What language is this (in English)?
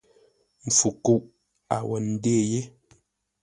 Ngombale